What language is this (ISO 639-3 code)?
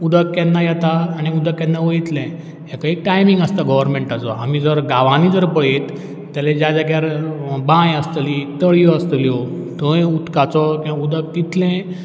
kok